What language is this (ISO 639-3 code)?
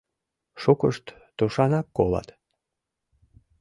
chm